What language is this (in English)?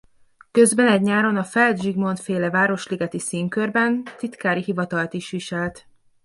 Hungarian